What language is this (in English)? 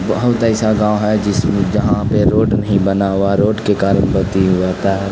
Urdu